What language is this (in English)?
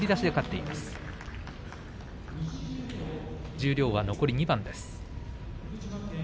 Japanese